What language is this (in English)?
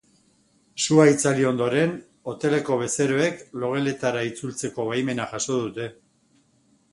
Basque